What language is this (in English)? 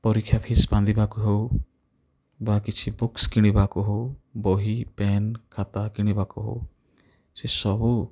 Odia